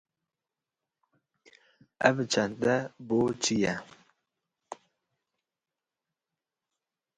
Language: Kurdish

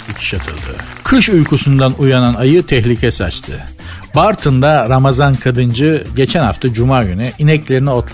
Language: Turkish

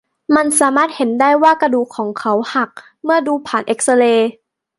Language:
Thai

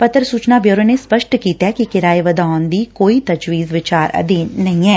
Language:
Punjabi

